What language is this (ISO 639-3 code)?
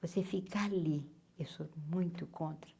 por